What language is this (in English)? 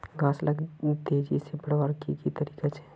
Magahi